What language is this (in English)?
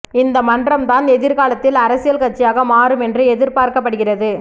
Tamil